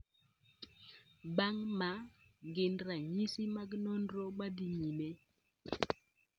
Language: Luo (Kenya and Tanzania)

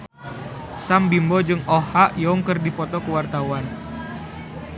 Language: Sundanese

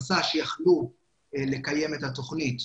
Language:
Hebrew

